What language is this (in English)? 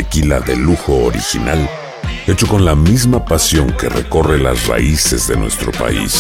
Spanish